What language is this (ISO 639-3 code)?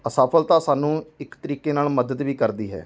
pan